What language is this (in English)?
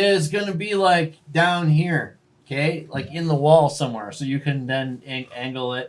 English